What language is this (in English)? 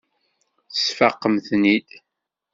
Kabyle